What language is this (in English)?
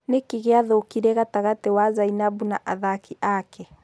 Kikuyu